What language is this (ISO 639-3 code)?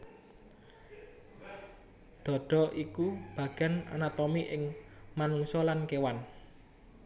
jav